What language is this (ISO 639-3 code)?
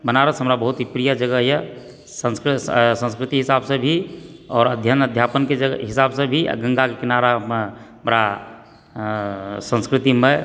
mai